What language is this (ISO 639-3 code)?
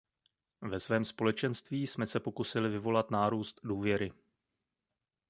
ces